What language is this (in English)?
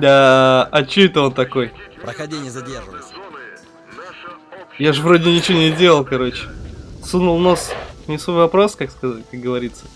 Russian